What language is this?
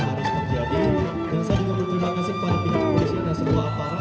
Indonesian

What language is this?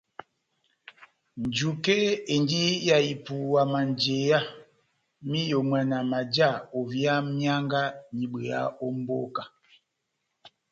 Batanga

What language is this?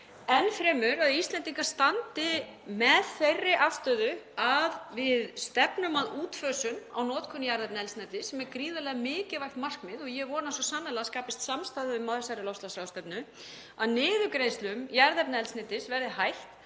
Icelandic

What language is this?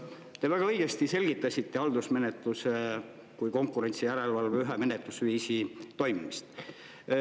Estonian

